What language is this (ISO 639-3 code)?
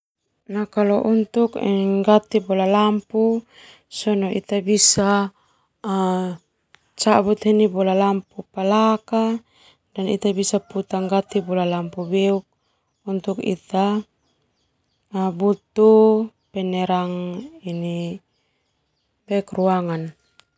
twu